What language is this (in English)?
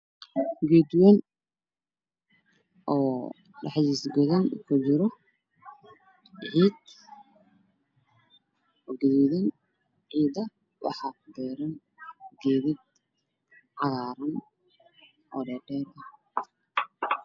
Somali